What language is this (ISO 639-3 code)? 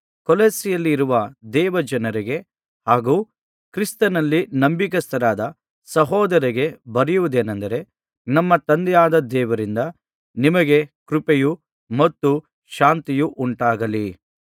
kan